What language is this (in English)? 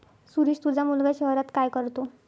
Marathi